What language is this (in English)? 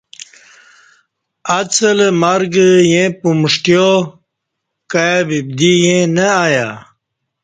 Kati